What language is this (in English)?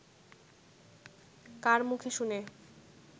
Bangla